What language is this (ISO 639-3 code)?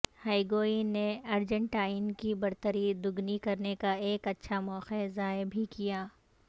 urd